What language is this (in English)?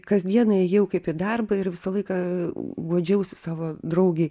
Lithuanian